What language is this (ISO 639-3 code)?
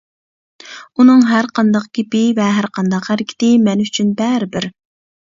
uig